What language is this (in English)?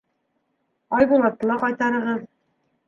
Bashkir